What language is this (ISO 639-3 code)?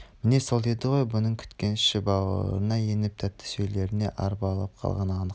kaz